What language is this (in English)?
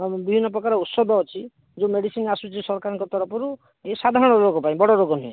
Odia